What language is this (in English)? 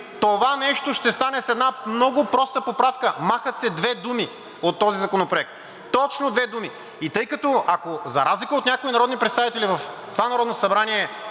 Bulgarian